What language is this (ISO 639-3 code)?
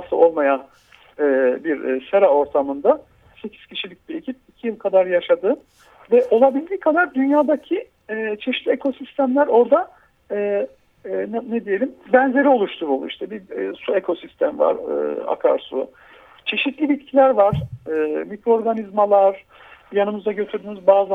tur